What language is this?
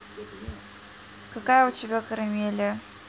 Russian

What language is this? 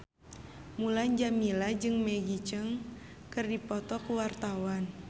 Sundanese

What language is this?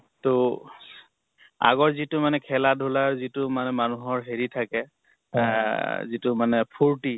Assamese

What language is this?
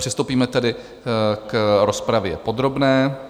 Czech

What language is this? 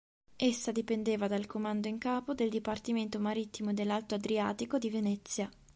Italian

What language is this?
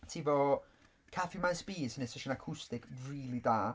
Welsh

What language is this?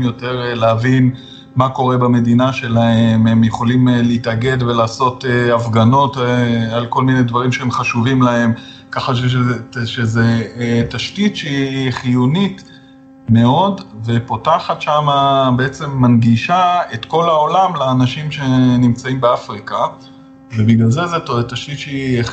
Hebrew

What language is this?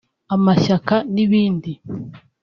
Kinyarwanda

